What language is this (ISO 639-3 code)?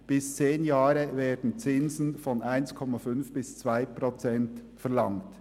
gsw